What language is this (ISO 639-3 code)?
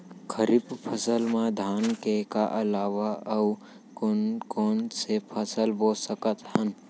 hne